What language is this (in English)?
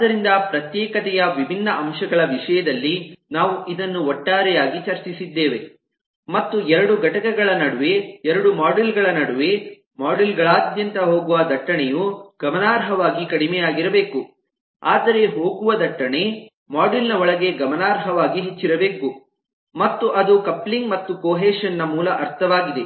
Kannada